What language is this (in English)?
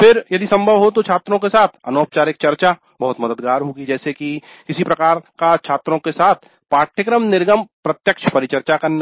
Hindi